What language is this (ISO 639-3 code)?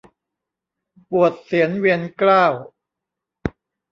tha